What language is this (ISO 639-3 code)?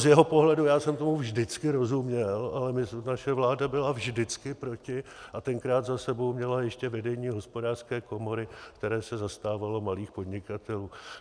ces